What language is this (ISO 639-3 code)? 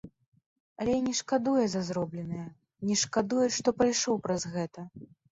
bel